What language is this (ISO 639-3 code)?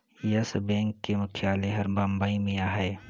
hne